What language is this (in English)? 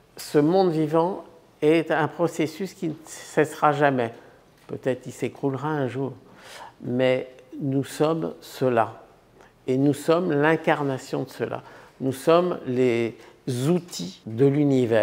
French